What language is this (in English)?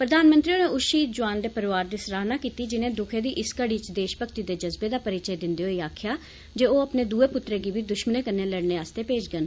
Dogri